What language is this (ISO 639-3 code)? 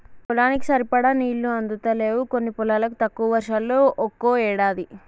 tel